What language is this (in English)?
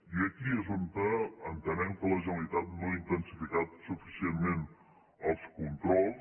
Catalan